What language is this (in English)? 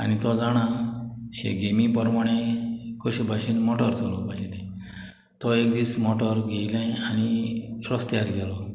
Konkani